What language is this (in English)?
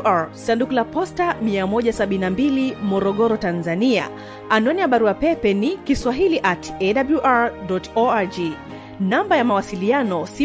Swahili